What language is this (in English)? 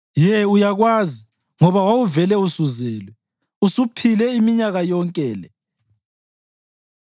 North Ndebele